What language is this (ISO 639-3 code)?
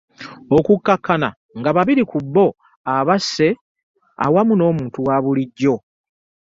lug